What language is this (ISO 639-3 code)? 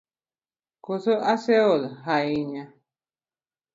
luo